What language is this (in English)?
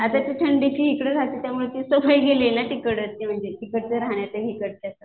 Marathi